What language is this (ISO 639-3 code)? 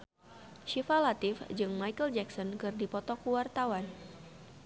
sun